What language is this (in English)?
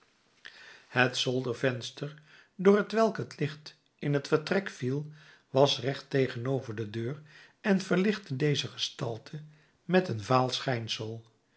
Dutch